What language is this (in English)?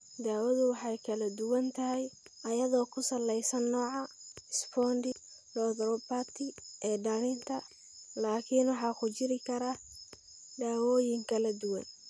Somali